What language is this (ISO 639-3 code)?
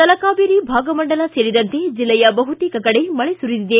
kan